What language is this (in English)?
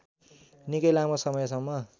Nepali